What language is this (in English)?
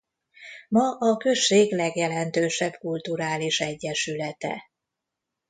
Hungarian